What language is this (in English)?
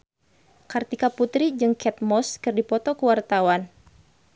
Sundanese